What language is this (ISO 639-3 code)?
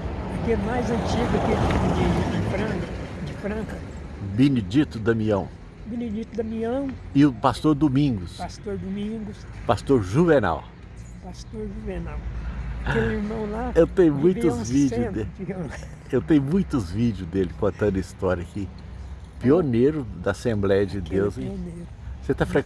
por